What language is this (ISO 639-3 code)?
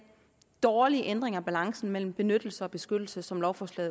dan